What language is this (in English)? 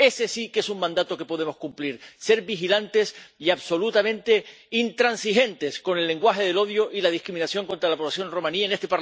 Spanish